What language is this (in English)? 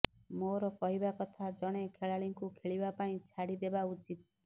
Odia